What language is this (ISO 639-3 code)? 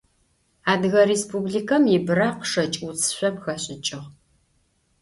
ady